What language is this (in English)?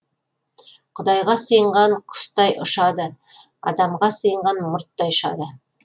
Kazakh